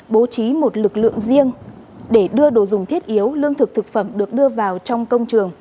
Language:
Vietnamese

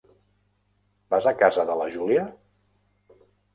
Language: Catalan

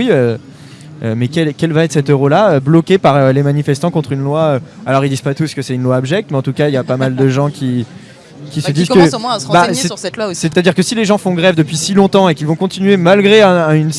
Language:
French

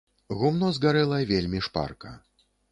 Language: Belarusian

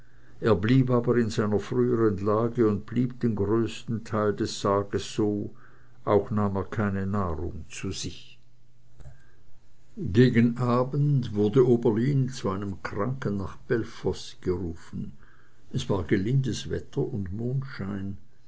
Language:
German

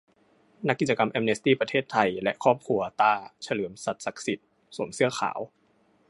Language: Thai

